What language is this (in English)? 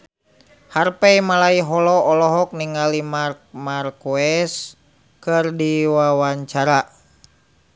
Sundanese